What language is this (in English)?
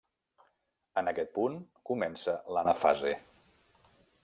Catalan